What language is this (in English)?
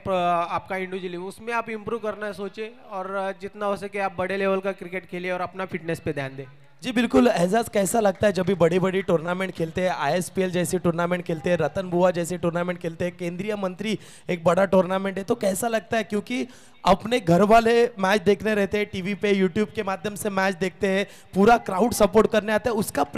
Marathi